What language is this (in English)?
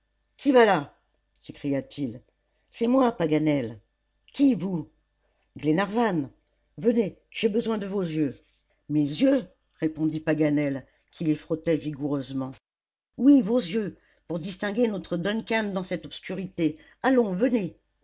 French